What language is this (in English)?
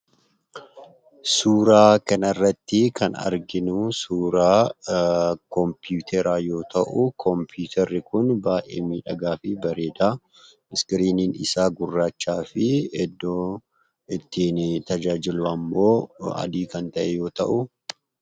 Oromo